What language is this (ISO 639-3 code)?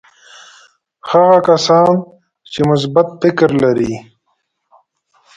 pus